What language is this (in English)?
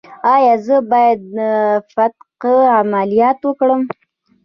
Pashto